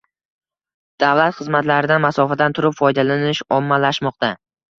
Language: Uzbek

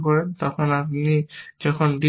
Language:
Bangla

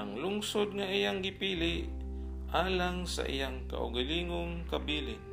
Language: Filipino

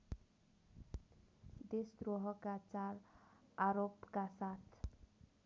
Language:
Nepali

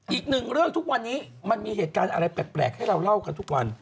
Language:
Thai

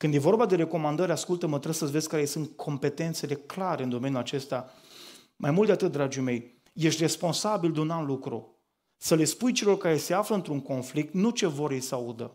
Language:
Romanian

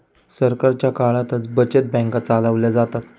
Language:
Marathi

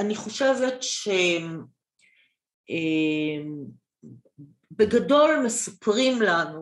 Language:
Hebrew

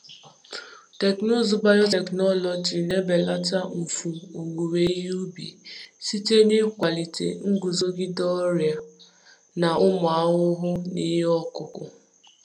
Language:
Igbo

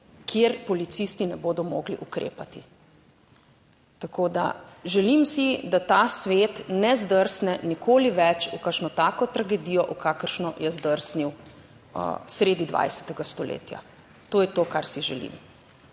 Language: Slovenian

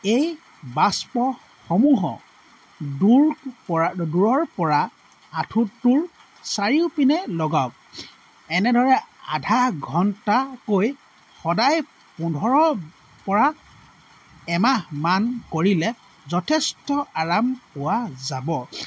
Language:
Assamese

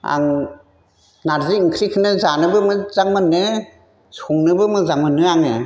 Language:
Bodo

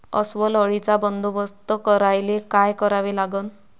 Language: Marathi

